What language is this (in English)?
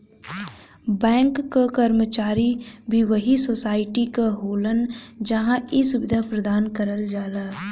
Bhojpuri